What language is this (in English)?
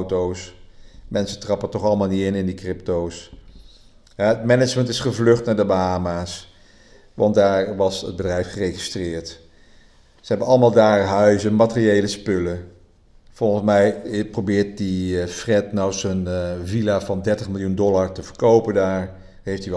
Dutch